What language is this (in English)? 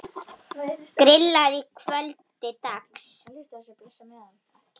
Icelandic